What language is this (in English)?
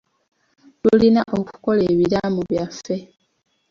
Ganda